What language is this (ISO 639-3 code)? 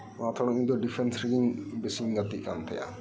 sat